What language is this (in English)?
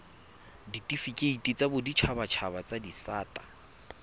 Tswana